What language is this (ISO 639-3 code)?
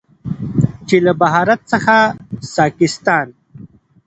pus